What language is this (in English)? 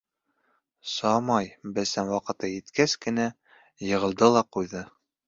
Bashkir